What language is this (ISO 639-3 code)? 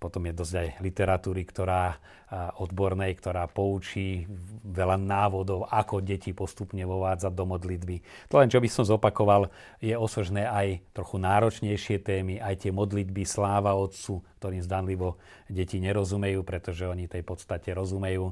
slk